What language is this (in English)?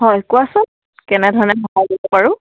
Assamese